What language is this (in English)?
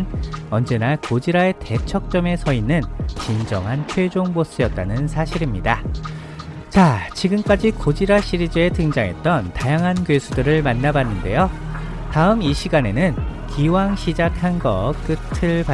Korean